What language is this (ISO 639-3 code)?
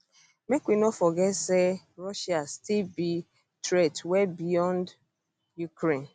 pcm